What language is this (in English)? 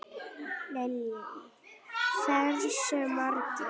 Icelandic